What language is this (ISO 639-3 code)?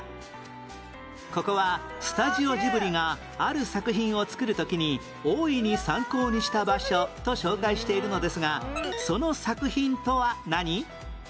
jpn